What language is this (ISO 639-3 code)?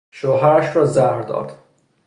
fas